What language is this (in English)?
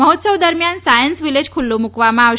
Gujarati